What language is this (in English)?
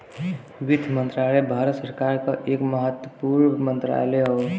Bhojpuri